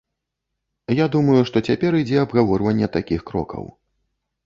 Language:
Belarusian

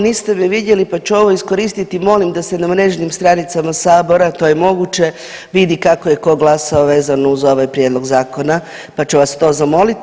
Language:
Croatian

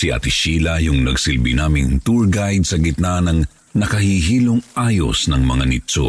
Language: Filipino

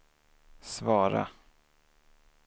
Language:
Swedish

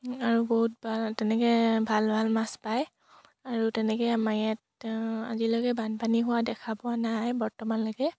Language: Assamese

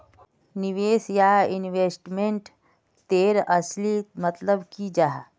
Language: Magahi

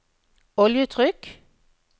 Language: Norwegian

